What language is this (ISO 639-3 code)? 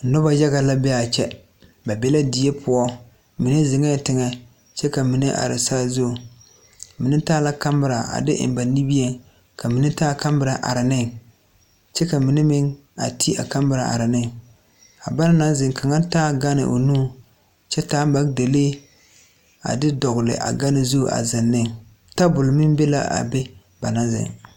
dga